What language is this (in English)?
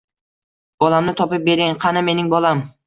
Uzbek